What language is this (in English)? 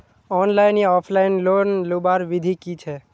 Magahi